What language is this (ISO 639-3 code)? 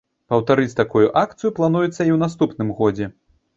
bel